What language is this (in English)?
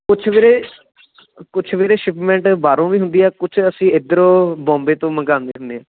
Punjabi